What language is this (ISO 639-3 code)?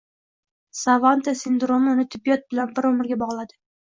uzb